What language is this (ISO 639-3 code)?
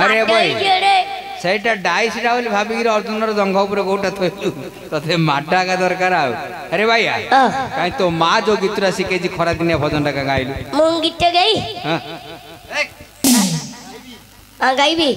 hin